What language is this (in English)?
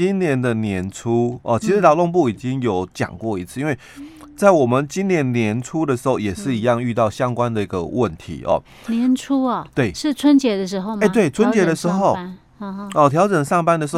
Chinese